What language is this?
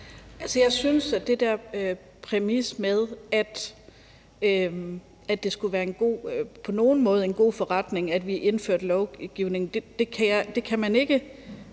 Danish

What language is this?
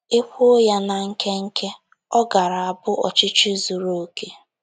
Igbo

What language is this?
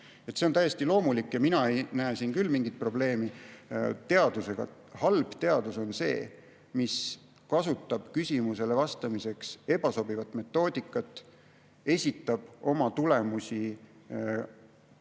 Estonian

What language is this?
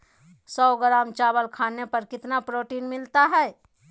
Magahi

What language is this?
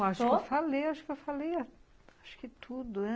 Portuguese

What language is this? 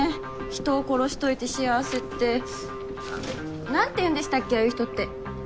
Japanese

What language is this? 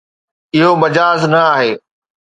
Sindhi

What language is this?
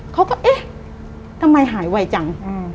Thai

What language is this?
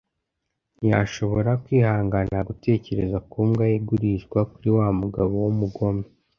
Kinyarwanda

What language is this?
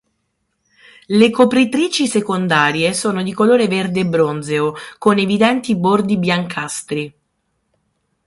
Italian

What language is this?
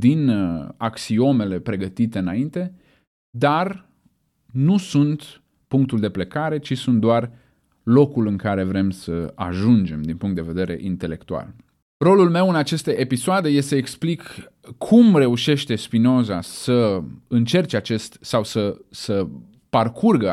Romanian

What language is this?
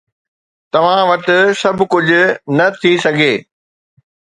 Sindhi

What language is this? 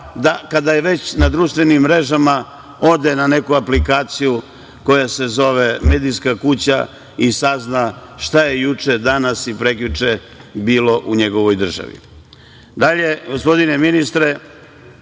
Serbian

